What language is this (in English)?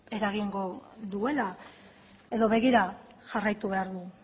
Basque